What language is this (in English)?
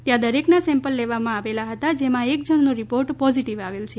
Gujarati